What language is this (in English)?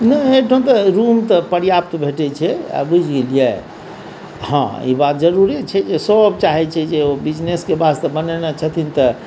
Maithili